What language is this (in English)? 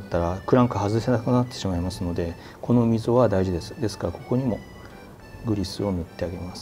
Japanese